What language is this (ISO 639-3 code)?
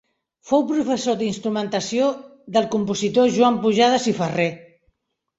cat